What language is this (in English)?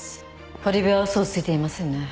Japanese